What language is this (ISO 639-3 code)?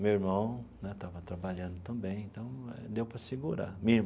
por